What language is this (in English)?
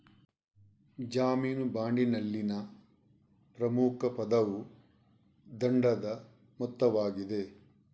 Kannada